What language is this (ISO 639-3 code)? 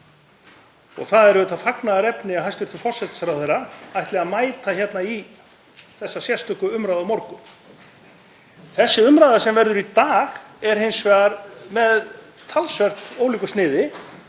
isl